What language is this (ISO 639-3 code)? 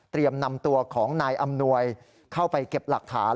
tha